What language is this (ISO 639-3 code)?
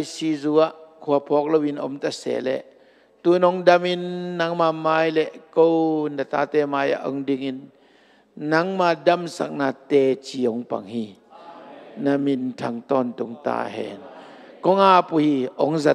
tha